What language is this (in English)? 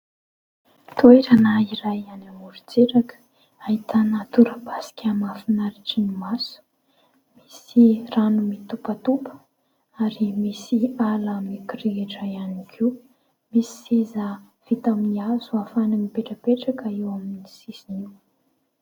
Malagasy